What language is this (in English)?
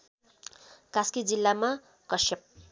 Nepali